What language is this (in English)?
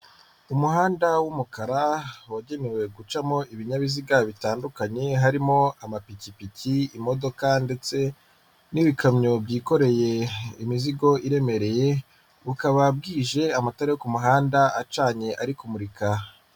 Kinyarwanda